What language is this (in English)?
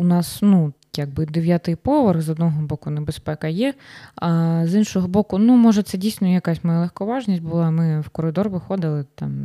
Ukrainian